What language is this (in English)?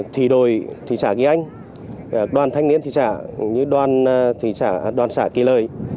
Vietnamese